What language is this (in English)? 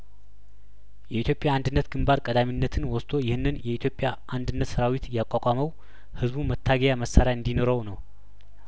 Amharic